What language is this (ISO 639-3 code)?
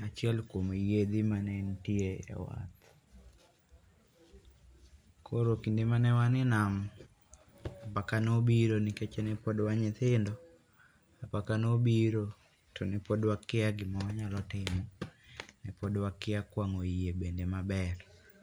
luo